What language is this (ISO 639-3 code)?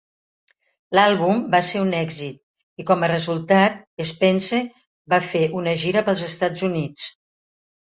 cat